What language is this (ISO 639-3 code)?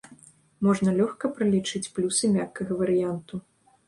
bel